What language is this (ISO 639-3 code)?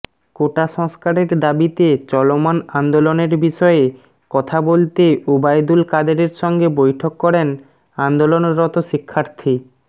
ben